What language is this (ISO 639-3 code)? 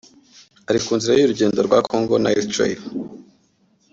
kin